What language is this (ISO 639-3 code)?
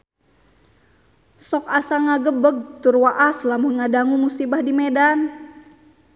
sun